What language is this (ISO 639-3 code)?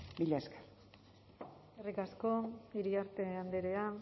eus